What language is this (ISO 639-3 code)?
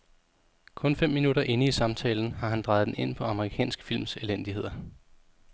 dan